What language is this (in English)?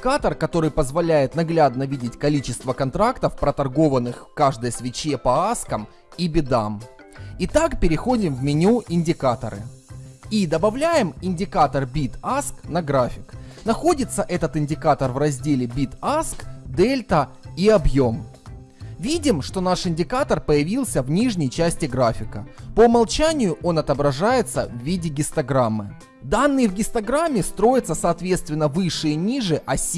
Russian